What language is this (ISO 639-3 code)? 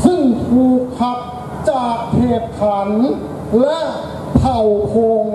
tha